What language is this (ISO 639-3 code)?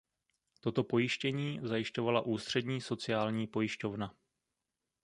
ces